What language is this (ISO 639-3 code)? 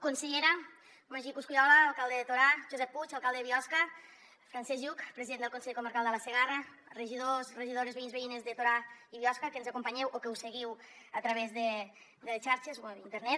cat